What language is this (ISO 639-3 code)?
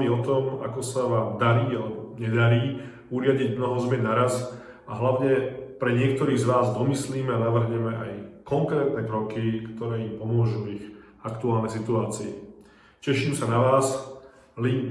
ces